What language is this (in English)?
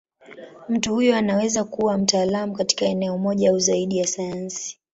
Swahili